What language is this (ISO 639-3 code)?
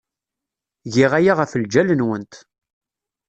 kab